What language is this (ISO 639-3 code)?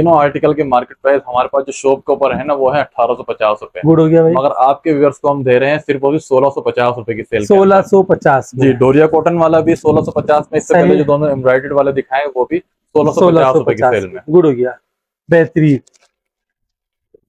hin